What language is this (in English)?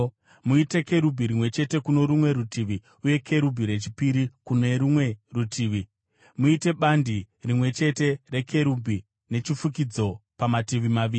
Shona